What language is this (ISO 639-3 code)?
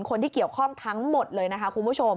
tha